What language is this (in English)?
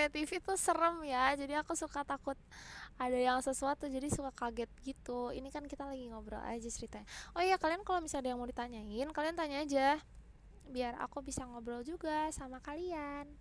Indonesian